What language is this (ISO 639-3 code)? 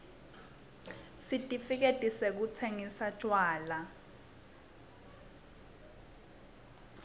ssw